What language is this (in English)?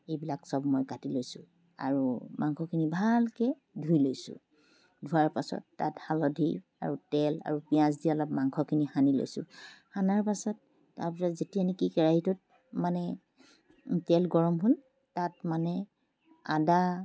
Assamese